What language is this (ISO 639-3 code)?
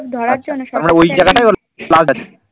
ben